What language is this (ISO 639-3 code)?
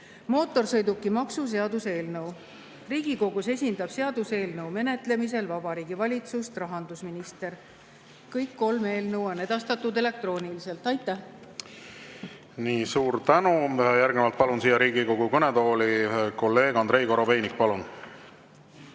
est